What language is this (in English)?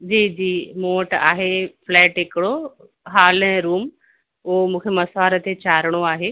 Sindhi